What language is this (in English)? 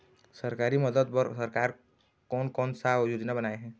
Chhattisgarhi